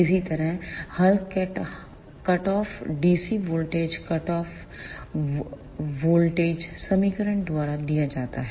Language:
Hindi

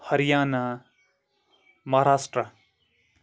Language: Kashmiri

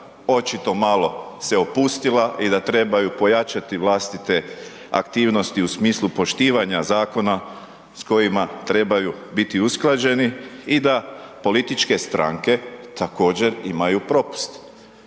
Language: Croatian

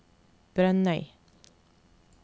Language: Norwegian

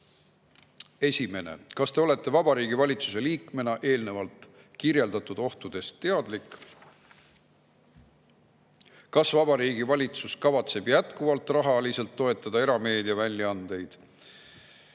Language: Estonian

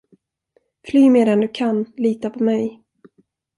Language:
Swedish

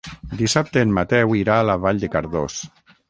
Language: Catalan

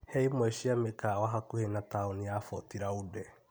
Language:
Kikuyu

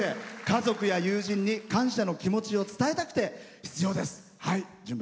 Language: Japanese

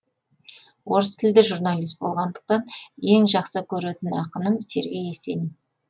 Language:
Kazakh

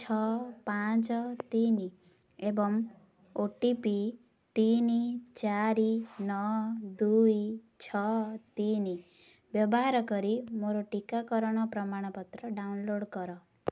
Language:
Odia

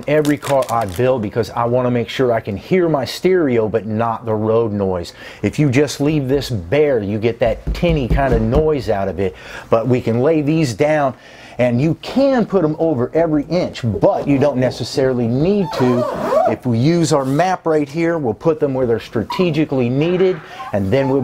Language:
English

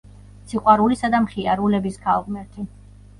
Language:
Georgian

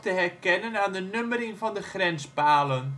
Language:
Dutch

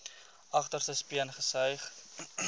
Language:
Afrikaans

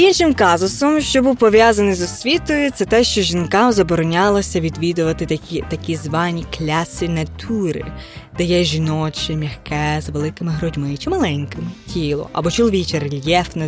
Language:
Ukrainian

